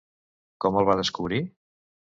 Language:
Catalan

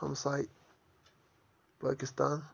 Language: Kashmiri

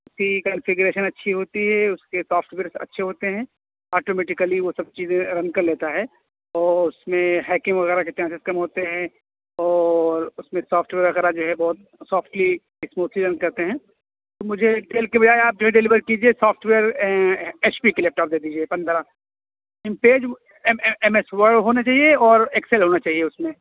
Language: Urdu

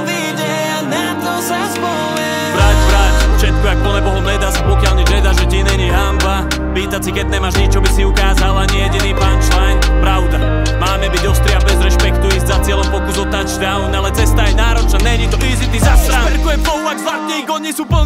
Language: Italian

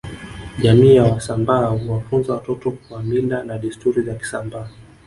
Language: Swahili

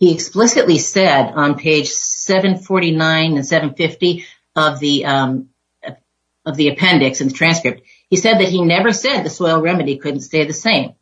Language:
English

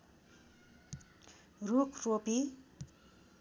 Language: Nepali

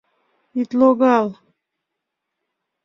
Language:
Mari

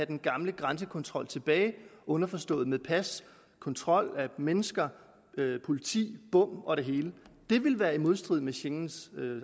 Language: Danish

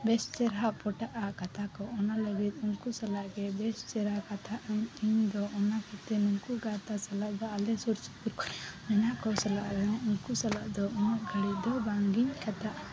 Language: Santali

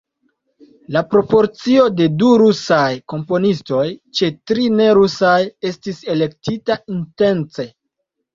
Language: Esperanto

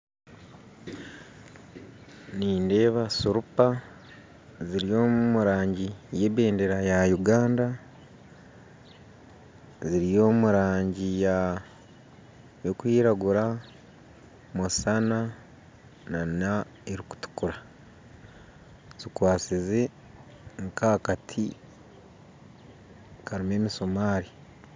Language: Nyankole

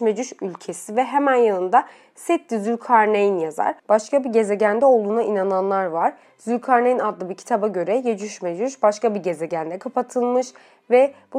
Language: Turkish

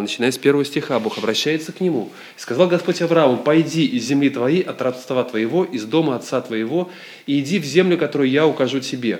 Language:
Russian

